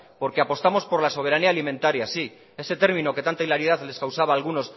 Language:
Spanish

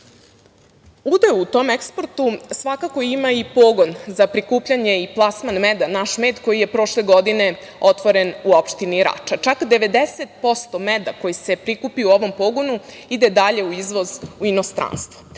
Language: Serbian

